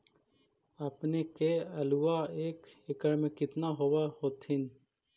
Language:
Magahi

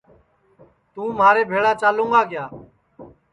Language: Sansi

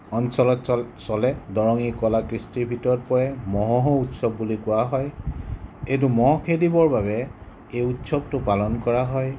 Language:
Assamese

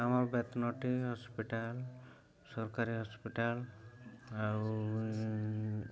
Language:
Odia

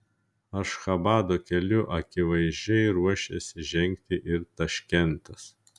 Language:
Lithuanian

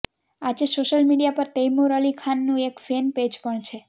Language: Gujarati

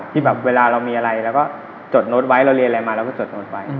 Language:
Thai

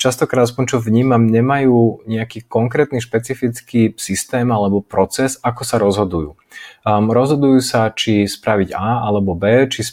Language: Slovak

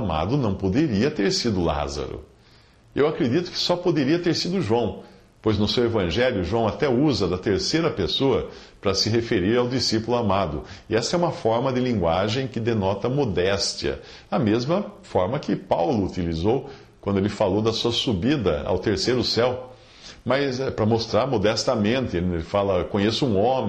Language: Portuguese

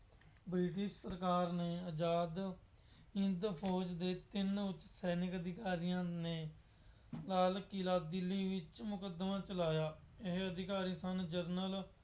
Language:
Punjabi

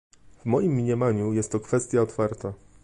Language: Polish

